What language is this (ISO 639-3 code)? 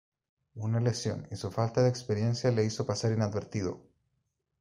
spa